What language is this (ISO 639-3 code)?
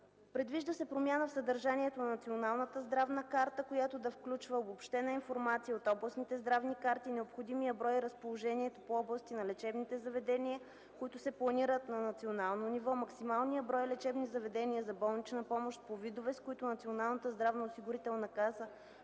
bul